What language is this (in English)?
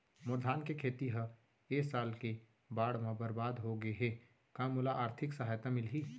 Chhattisgarhi